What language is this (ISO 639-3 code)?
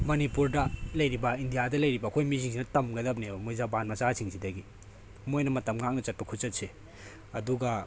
mni